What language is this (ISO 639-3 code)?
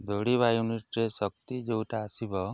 ori